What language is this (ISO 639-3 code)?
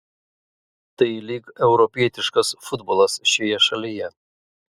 lit